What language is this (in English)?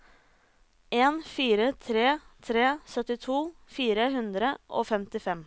Norwegian